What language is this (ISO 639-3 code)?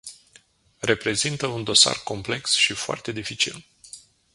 ron